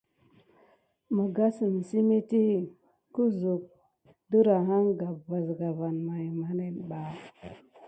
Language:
Gidar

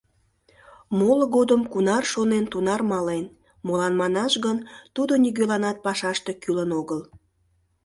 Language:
Mari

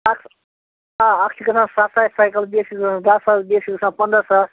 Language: Kashmiri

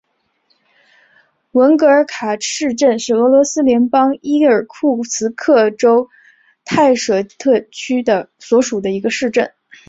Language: Chinese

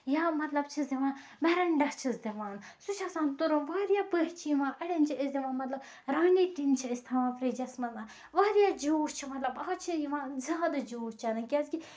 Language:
Kashmiri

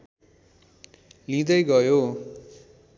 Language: Nepali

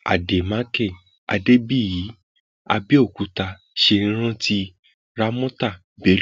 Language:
Yoruba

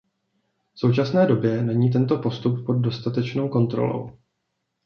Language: Czech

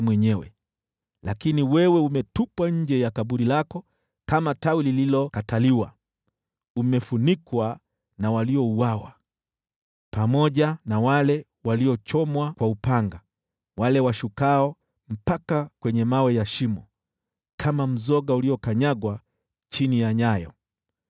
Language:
Swahili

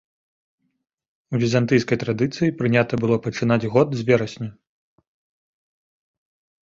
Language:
Belarusian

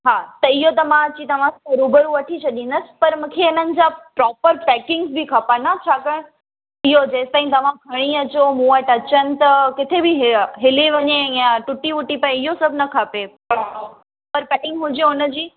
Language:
Sindhi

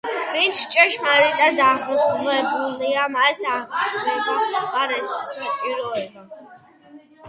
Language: Georgian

